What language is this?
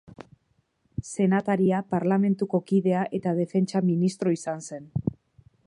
Basque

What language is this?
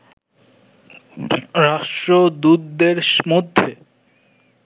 Bangla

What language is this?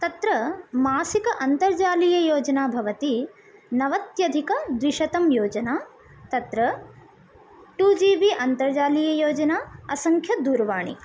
Sanskrit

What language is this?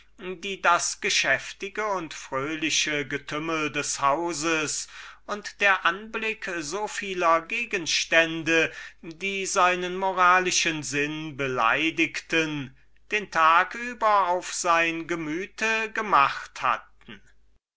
German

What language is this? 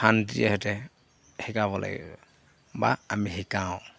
Assamese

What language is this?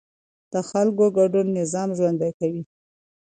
Pashto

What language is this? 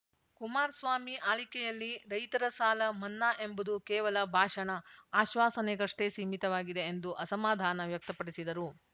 Kannada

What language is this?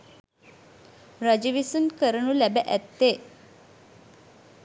Sinhala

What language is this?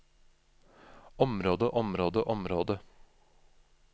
Norwegian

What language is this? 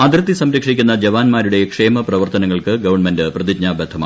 Malayalam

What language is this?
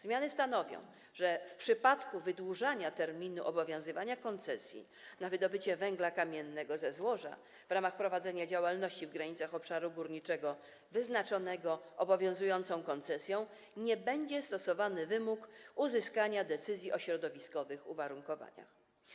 Polish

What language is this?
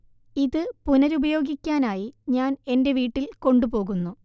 Malayalam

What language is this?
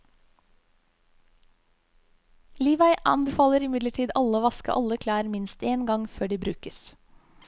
Norwegian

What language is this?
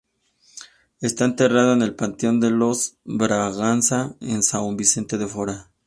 Spanish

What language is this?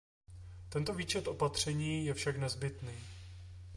Czech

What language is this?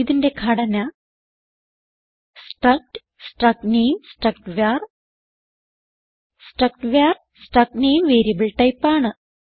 Malayalam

